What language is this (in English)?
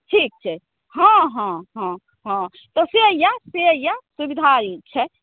Maithili